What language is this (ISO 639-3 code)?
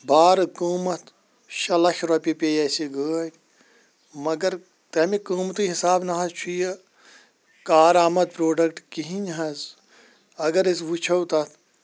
kas